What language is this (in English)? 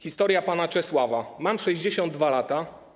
Polish